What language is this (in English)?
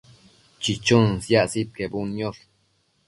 Matsés